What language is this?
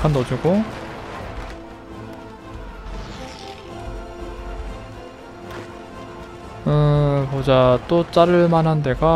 Korean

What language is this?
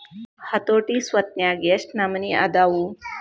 Kannada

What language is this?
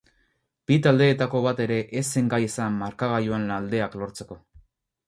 Basque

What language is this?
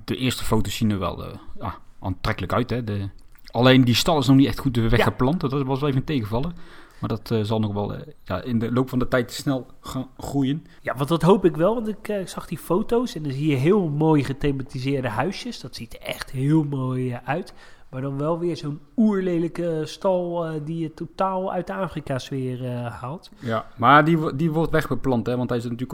Dutch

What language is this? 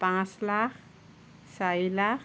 Assamese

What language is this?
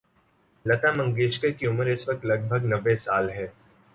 Urdu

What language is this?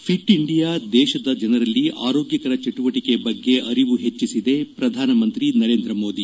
Kannada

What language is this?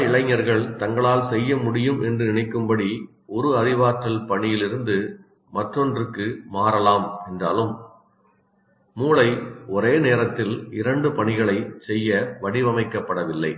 Tamil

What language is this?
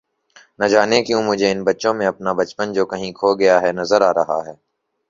Urdu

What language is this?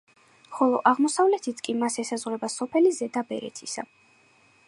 Georgian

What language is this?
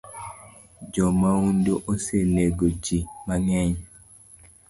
Luo (Kenya and Tanzania)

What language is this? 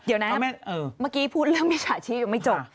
Thai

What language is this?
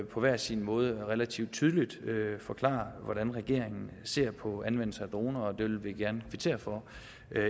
Danish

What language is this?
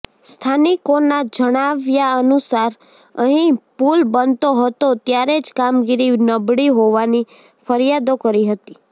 Gujarati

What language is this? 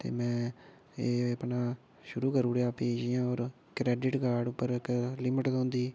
Dogri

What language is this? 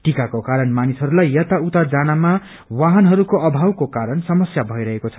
Nepali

